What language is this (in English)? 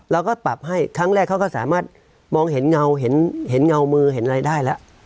Thai